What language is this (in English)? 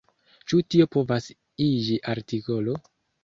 Esperanto